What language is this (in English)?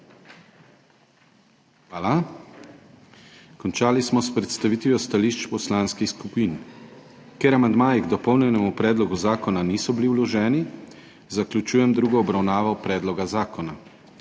Slovenian